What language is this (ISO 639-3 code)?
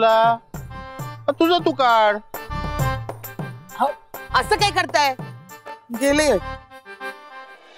mar